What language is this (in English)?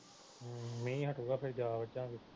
Punjabi